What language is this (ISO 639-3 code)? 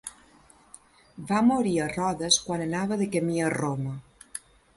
cat